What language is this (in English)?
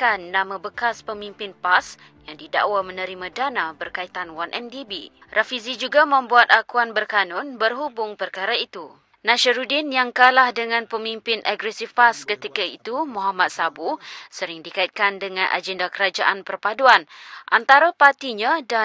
Malay